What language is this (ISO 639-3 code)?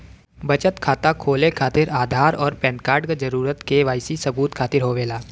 bho